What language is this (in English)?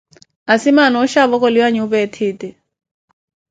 Koti